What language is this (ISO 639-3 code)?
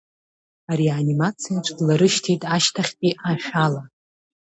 abk